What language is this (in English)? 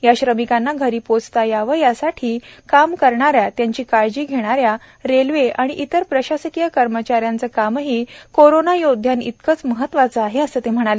Marathi